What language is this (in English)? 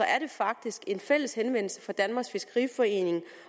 Danish